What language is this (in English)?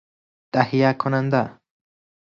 Persian